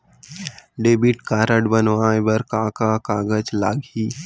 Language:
Chhattisgarhi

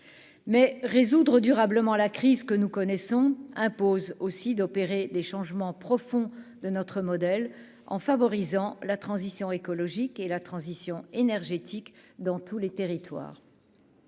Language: French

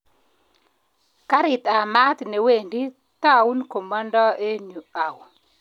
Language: Kalenjin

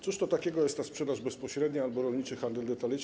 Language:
Polish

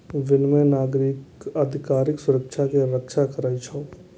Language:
Maithili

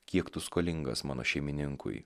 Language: Lithuanian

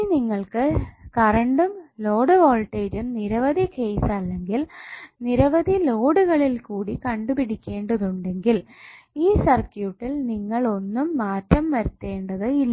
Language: Malayalam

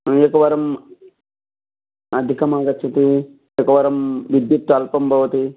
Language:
Sanskrit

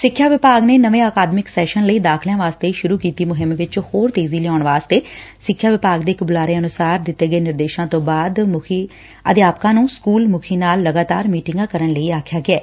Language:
Punjabi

